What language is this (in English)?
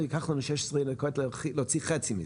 Hebrew